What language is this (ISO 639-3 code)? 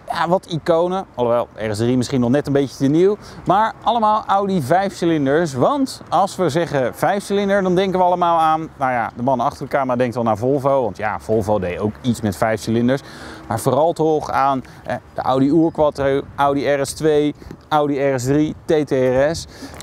nld